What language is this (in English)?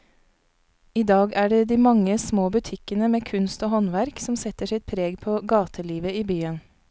Norwegian